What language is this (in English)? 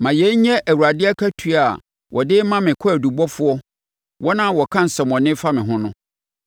Akan